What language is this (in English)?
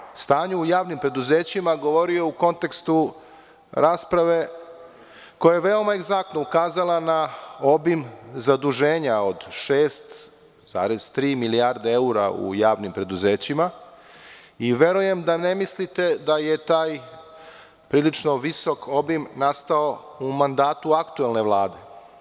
Serbian